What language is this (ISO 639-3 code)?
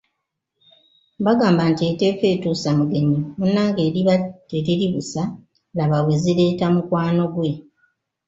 lug